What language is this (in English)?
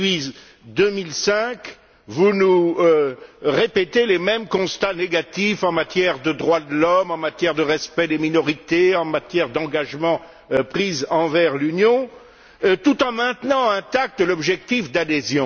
French